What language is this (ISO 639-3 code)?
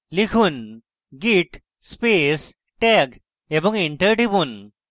ben